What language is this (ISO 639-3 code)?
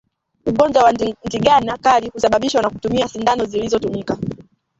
swa